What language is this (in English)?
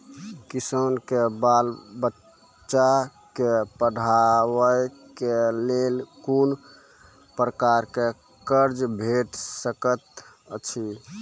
Maithili